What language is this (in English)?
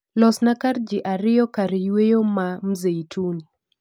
Luo (Kenya and Tanzania)